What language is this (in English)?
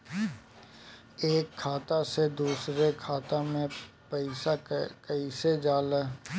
Bhojpuri